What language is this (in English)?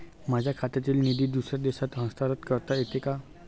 Marathi